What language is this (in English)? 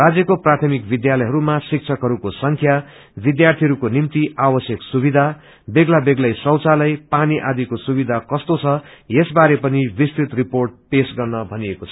Nepali